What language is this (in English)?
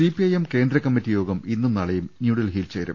Malayalam